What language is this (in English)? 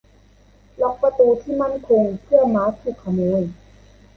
Thai